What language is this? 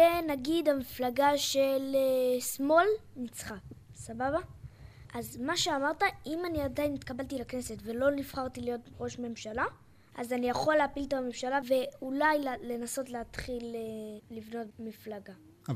Hebrew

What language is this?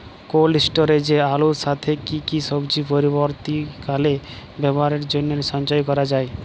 Bangla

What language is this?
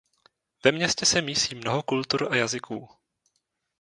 Czech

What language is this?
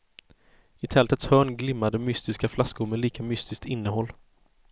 Swedish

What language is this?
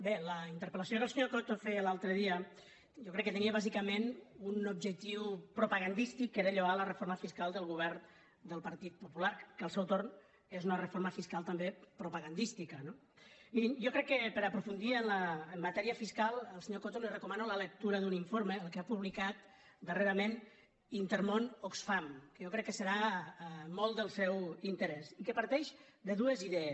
Catalan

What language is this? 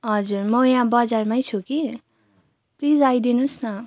Nepali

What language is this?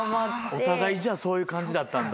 Japanese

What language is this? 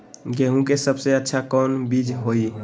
Magahi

